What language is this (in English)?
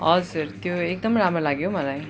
Nepali